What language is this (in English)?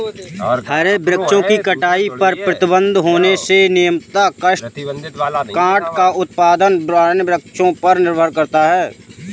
Hindi